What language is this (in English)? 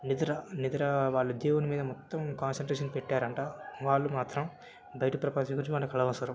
Telugu